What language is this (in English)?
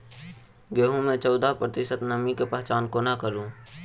Maithili